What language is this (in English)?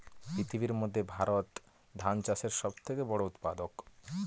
Bangla